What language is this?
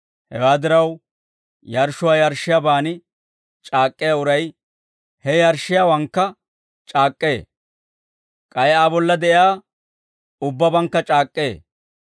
Dawro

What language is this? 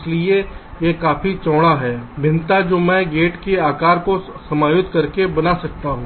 Hindi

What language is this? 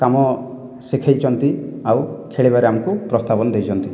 Odia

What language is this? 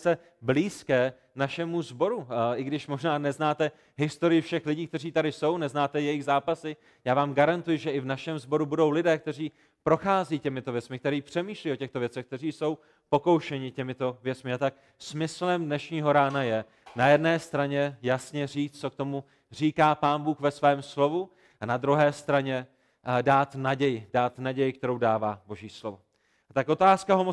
Czech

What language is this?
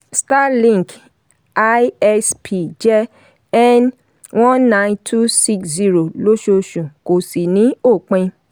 Yoruba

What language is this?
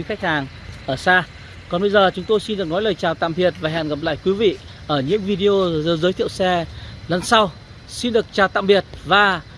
Vietnamese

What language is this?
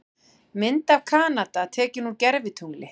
Icelandic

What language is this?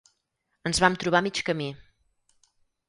Catalan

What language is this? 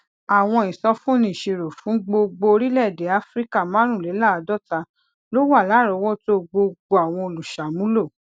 Yoruba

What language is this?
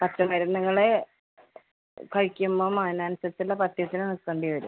Malayalam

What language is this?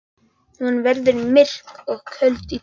Icelandic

